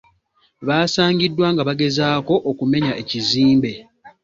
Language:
Ganda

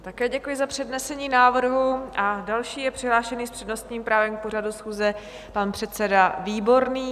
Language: Czech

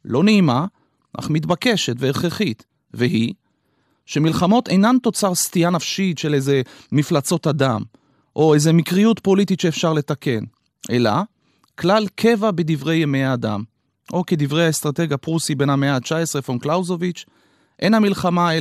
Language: Hebrew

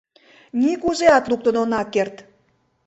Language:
Mari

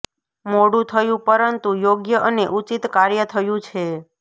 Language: Gujarati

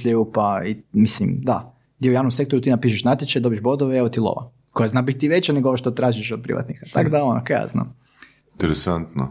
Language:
Croatian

